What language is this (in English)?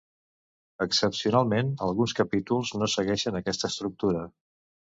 Catalan